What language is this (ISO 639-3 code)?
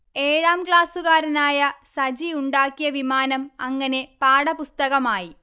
mal